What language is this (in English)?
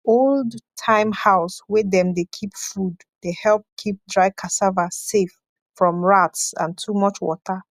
Nigerian Pidgin